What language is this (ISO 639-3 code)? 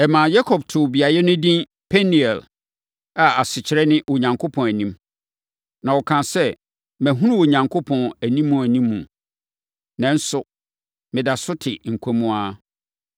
aka